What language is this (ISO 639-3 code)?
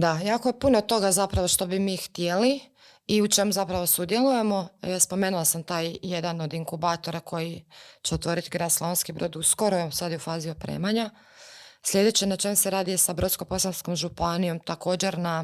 hrv